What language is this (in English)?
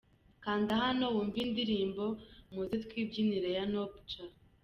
Kinyarwanda